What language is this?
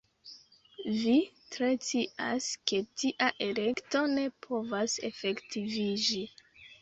Esperanto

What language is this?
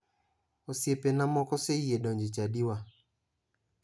Luo (Kenya and Tanzania)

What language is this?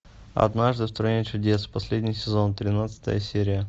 Russian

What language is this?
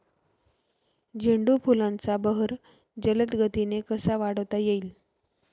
Marathi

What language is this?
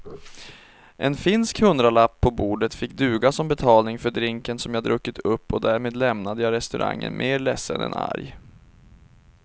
Swedish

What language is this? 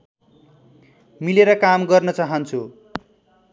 Nepali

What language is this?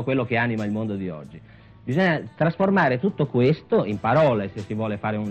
Italian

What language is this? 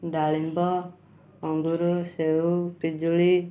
Odia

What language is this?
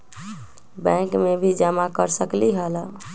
Magahi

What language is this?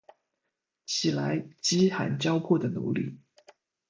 Chinese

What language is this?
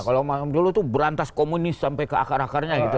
Indonesian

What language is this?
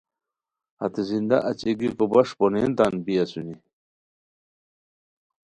Khowar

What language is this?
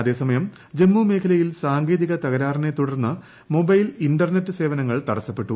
Malayalam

